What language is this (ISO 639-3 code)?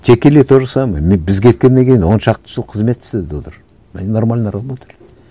kaz